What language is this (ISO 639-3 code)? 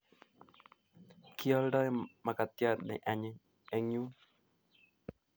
kln